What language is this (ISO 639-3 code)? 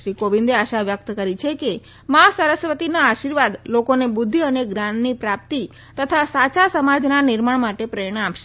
guj